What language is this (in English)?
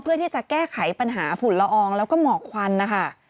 Thai